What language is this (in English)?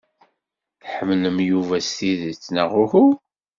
Kabyle